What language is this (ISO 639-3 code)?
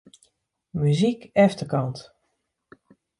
fry